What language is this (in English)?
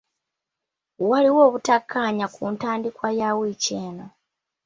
Ganda